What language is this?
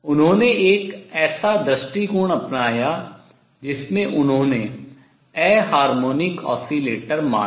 Hindi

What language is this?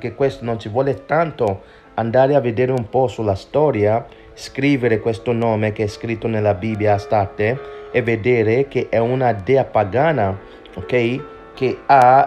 Italian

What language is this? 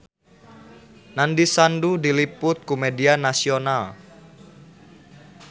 Sundanese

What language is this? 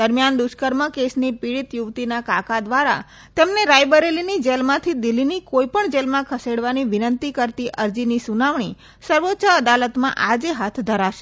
Gujarati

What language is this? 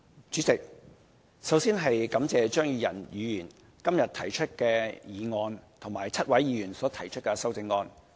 Cantonese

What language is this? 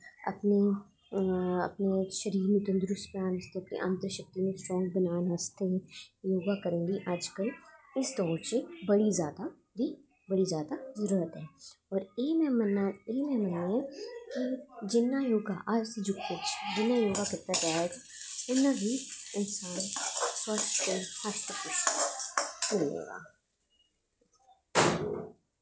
Dogri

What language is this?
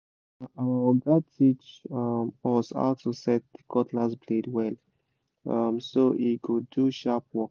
Nigerian Pidgin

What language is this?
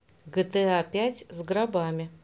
Russian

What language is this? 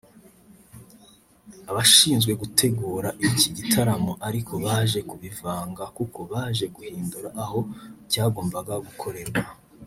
Kinyarwanda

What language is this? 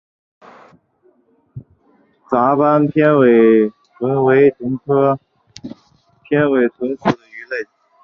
Chinese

